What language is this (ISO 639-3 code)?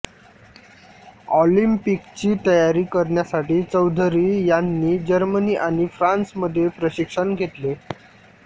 mar